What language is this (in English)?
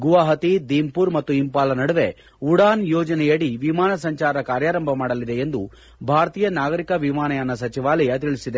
Kannada